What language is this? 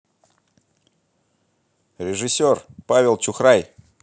Russian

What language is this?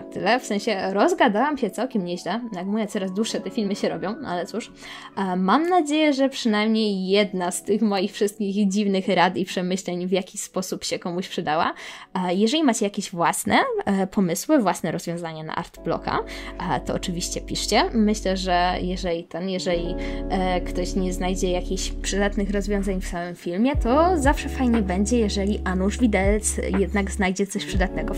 Polish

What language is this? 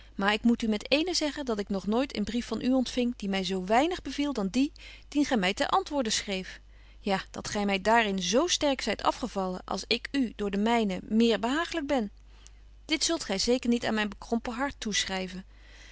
Dutch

